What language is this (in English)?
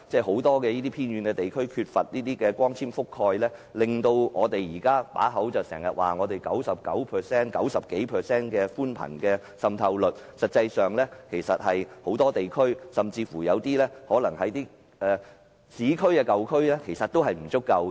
Cantonese